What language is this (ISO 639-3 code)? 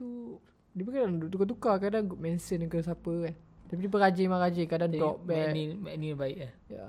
msa